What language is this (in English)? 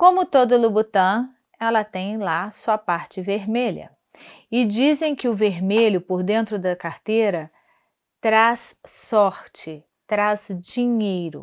Portuguese